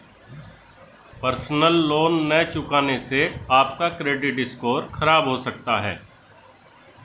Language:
Hindi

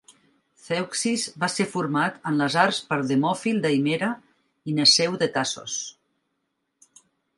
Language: Catalan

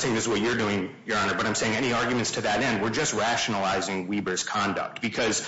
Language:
English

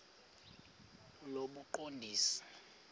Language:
Xhosa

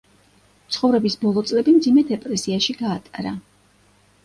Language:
Georgian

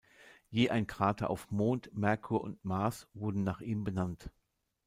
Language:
German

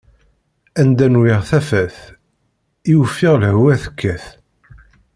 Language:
Kabyle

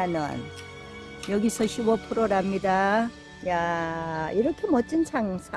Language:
Korean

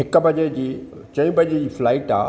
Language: Sindhi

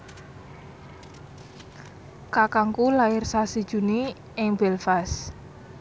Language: Javanese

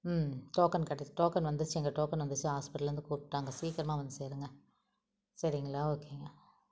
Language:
Tamil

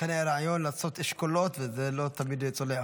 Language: Hebrew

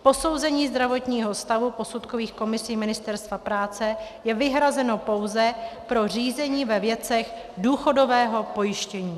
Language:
Czech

